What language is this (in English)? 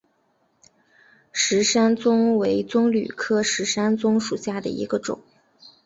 Chinese